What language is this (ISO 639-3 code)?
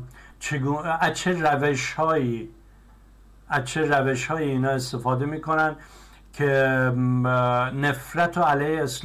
fas